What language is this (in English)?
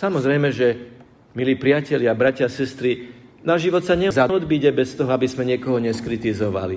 Slovak